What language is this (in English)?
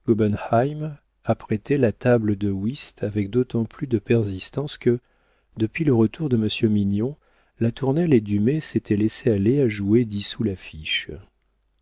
French